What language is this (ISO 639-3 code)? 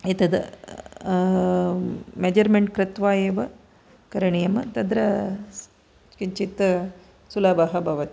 san